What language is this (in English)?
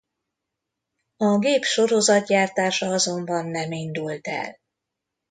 Hungarian